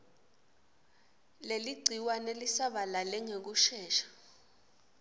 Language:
Swati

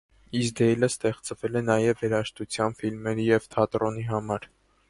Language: Armenian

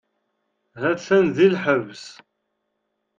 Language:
Kabyle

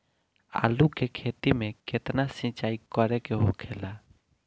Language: Bhojpuri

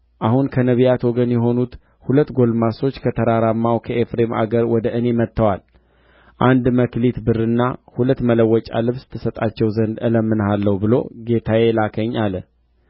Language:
Amharic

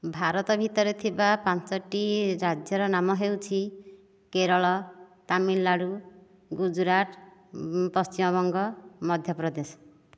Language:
Odia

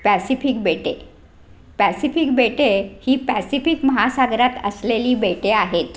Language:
Marathi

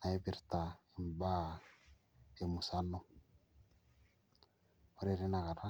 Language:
Masai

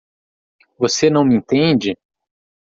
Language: Portuguese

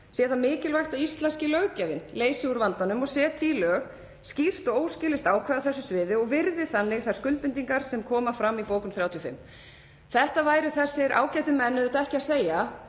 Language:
Icelandic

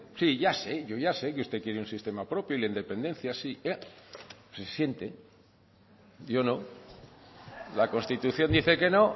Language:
Spanish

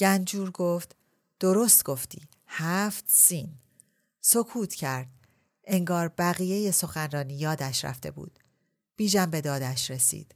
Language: Persian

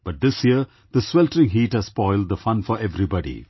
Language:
English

